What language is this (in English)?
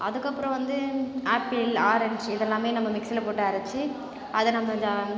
Tamil